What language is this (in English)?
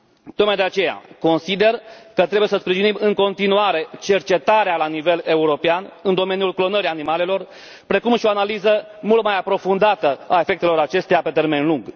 Romanian